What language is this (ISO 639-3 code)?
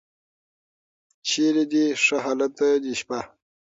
pus